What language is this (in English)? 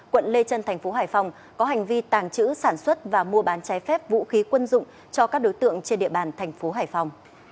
Vietnamese